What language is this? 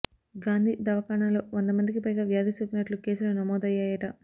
Telugu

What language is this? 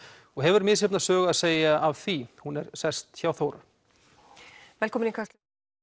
Icelandic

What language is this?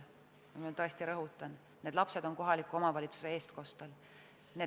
Estonian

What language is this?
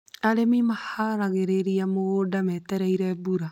Kikuyu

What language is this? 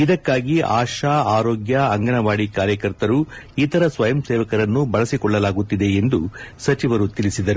Kannada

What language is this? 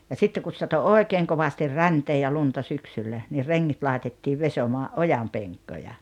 Finnish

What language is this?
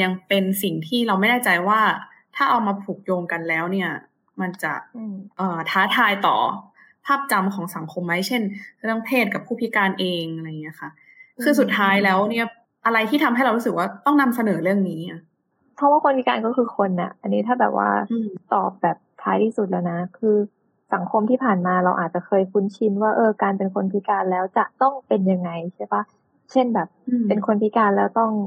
Thai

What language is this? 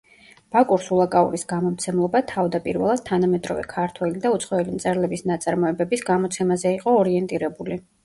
Georgian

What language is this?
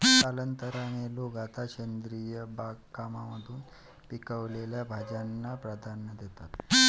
Marathi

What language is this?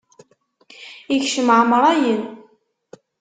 Kabyle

